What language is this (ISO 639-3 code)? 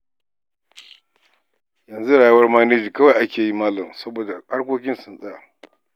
hau